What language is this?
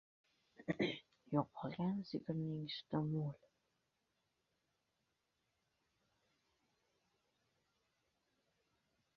Uzbek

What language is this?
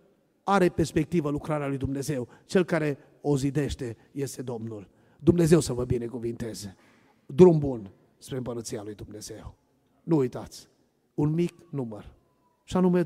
Romanian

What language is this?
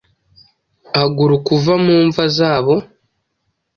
Kinyarwanda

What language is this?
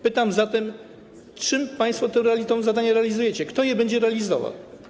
Polish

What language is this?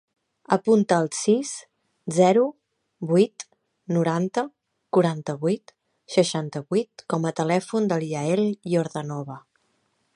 Catalan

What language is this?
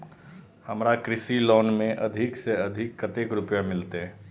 Maithili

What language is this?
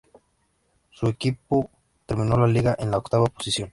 Spanish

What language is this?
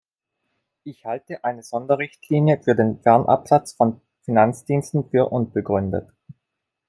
German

